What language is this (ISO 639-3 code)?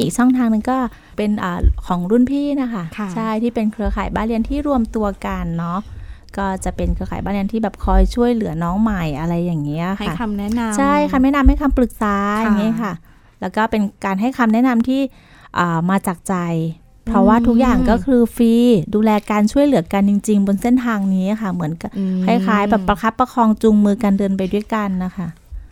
tha